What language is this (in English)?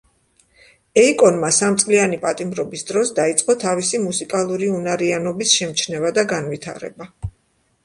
Georgian